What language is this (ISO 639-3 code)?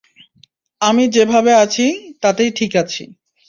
ben